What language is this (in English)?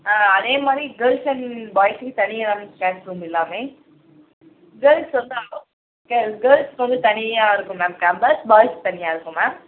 Tamil